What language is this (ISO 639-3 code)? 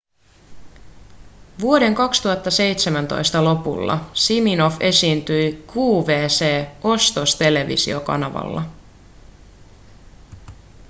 fin